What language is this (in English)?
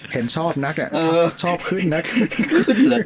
Thai